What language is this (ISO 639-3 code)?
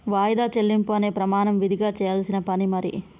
tel